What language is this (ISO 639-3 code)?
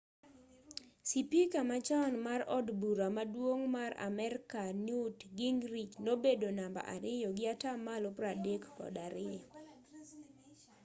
luo